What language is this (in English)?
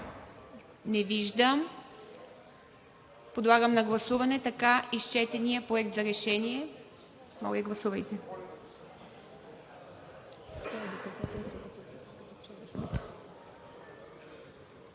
Bulgarian